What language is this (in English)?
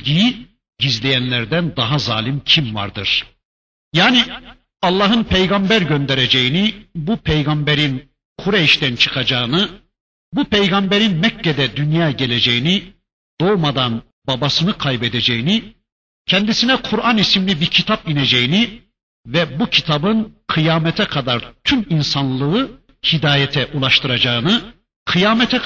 Turkish